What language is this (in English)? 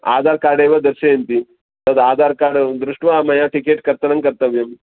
Sanskrit